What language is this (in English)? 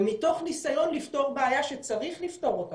Hebrew